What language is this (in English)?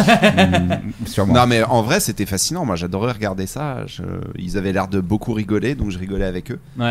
French